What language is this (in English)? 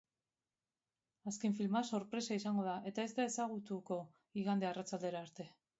Basque